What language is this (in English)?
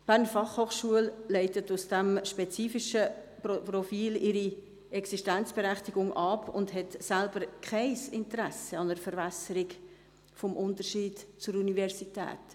Swiss German